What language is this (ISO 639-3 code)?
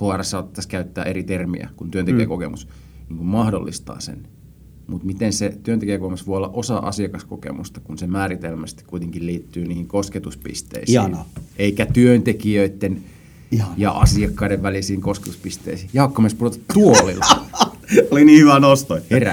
fin